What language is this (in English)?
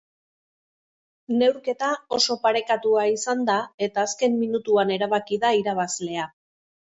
Basque